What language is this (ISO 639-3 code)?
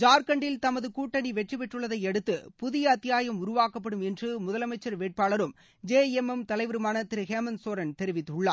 tam